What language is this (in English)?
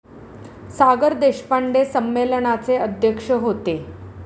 Marathi